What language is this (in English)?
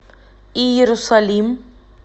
Russian